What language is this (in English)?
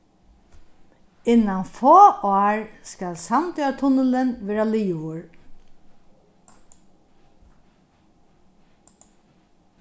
Faroese